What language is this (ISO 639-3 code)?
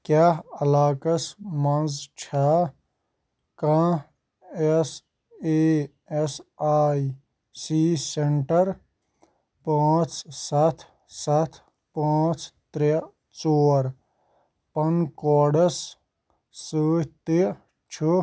kas